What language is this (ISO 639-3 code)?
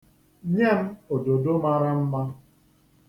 ibo